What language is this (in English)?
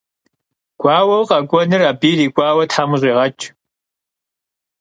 Kabardian